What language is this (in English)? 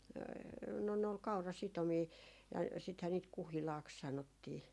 Finnish